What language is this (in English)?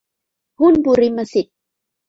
Thai